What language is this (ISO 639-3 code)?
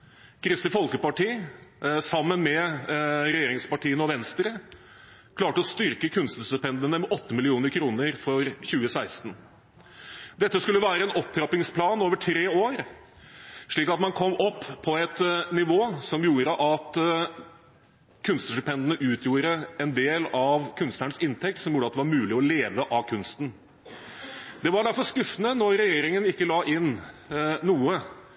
nob